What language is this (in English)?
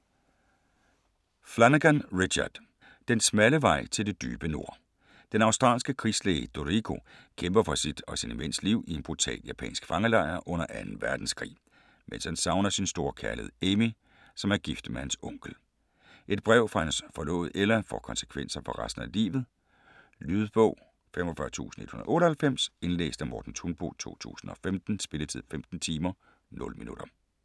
Danish